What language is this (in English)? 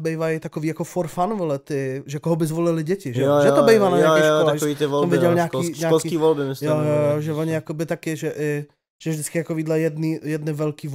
Czech